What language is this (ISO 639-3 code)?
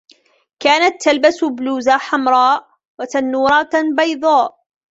ara